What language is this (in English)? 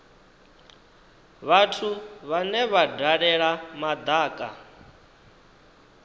Venda